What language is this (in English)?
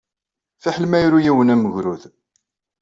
Kabyle